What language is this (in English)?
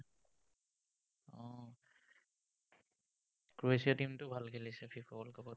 Assamese